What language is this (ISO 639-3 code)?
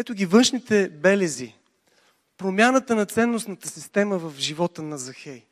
bul